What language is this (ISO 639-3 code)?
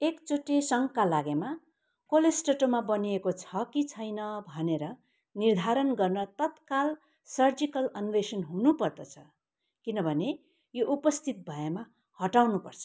nep